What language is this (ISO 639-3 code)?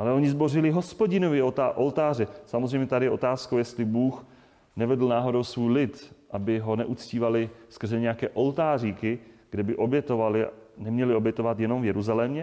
ces